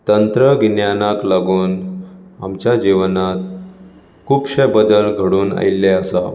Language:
Konkani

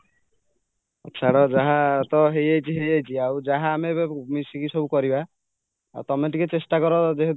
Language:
Odia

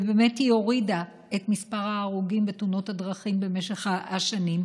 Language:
Hebrew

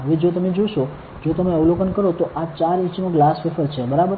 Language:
Gujarati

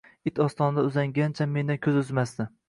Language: Uzbek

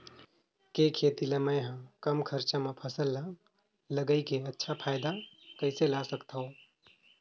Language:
Chhattisgarhi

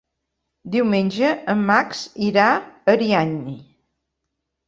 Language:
Catalan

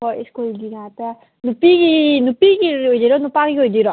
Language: Manipuri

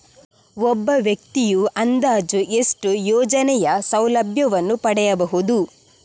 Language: Kannada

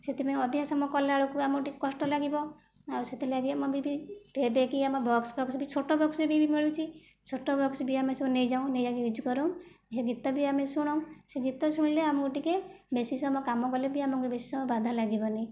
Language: Odia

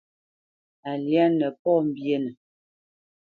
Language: Bamenyam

